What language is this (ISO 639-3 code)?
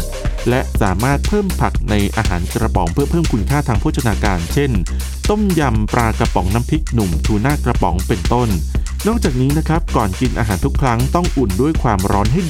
tha